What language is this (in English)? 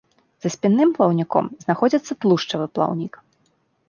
Belarusian